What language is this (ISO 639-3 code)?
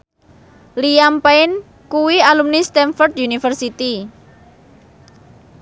jav